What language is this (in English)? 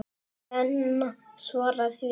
Icelandic